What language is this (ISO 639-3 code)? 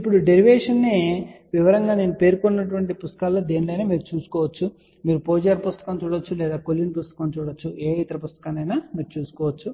tel